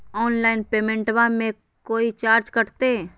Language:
Magahi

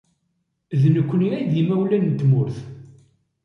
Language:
Kabyle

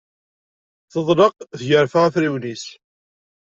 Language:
Kabyle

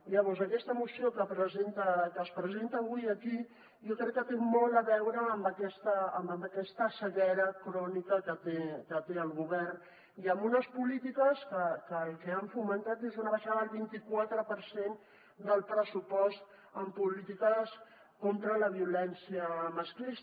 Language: Catalan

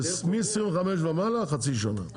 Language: Hebrew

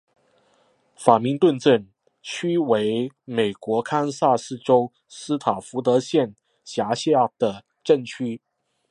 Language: Chinese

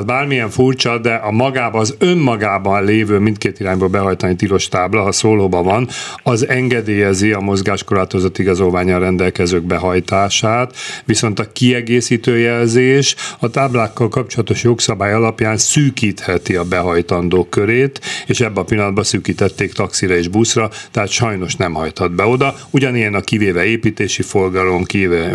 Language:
Hungarian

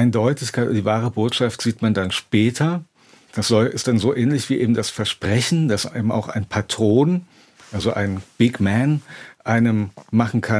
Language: German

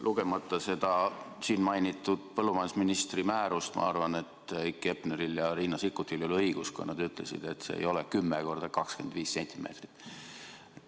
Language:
Estonian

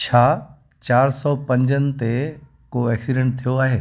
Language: Sindhi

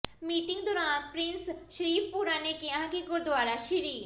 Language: Punjabi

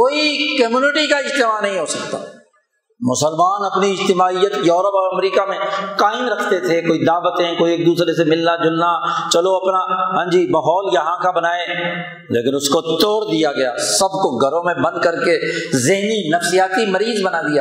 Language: Urdu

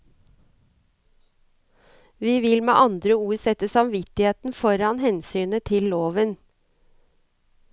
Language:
Norwegian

